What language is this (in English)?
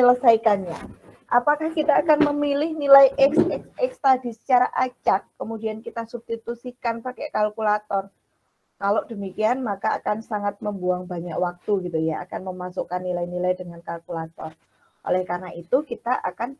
Indonesian